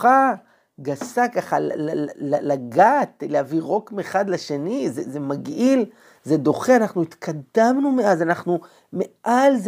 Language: Hebrew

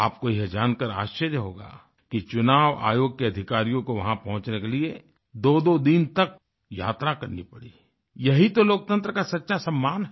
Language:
Hindi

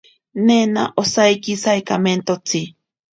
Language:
Ashéninka Perené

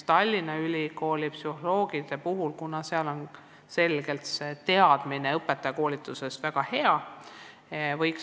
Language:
Estonian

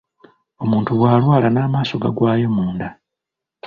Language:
Ganda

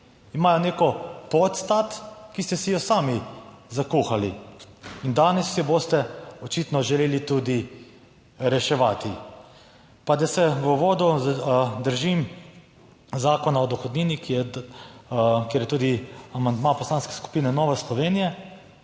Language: Slovenian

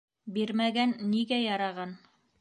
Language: Bashkir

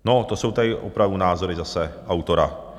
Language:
Czech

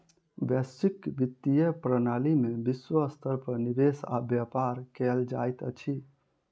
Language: Maithili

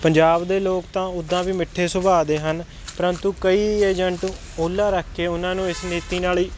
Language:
Punjabi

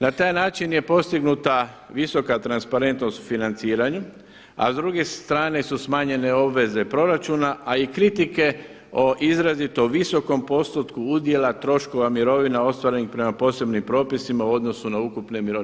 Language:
Croatian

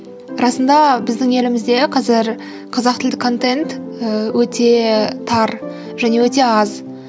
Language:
Kazakh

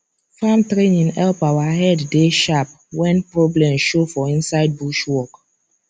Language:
Nigerian Pidgin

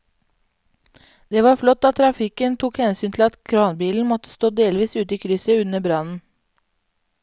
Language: Norwegian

